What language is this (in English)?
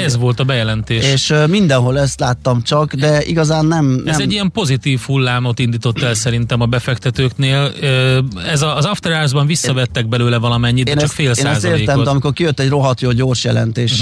Hungarian